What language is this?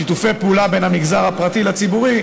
Hebrew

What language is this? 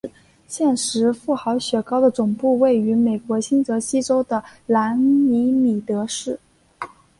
Chinese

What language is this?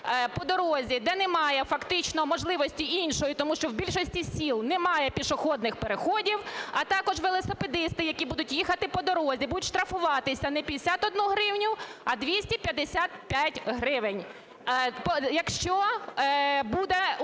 Ukrainian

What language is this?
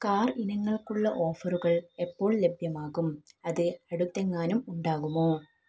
Malayalam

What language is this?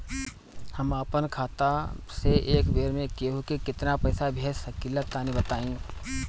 Bhojpuri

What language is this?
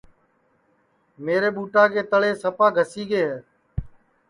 Sansi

